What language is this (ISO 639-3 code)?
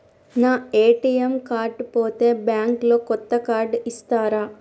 tel